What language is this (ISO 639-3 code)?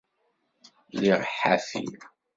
kab